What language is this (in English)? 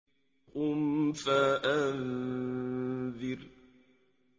Arabic